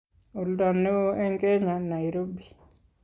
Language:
Kalenjin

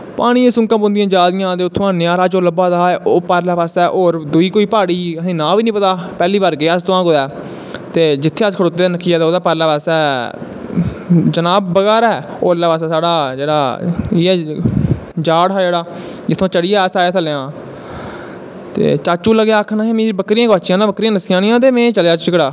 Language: Dogri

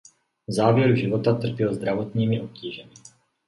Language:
Czech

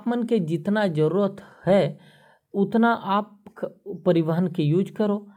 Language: Korwa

